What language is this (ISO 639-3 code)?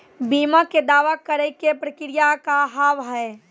mai